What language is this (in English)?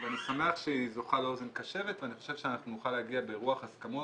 Hebrew